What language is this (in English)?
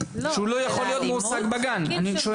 Hebrew